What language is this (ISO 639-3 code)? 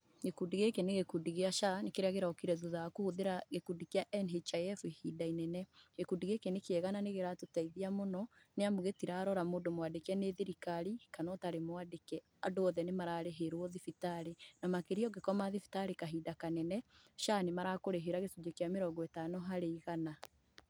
kik